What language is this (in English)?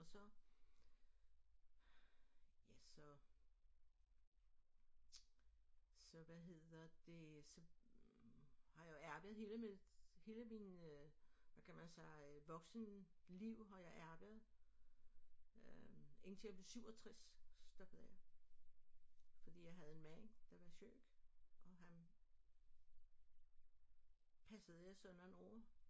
Danish